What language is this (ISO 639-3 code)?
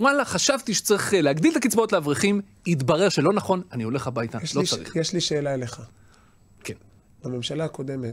heb